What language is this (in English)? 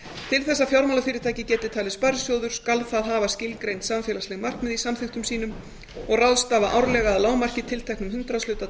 Icelandic